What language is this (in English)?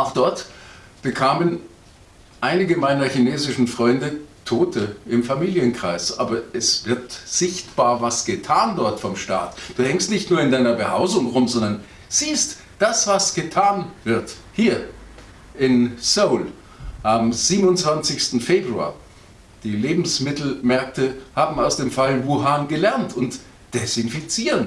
German